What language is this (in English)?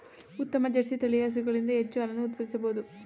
Kannada